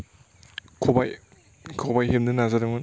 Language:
Bodo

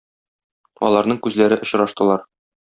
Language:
Tatar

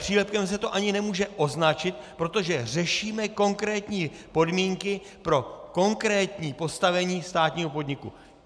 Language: Czech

